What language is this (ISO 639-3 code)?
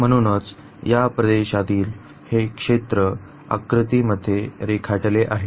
mar